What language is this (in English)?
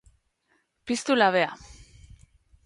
Basque